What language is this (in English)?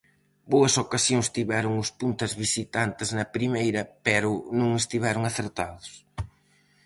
Galician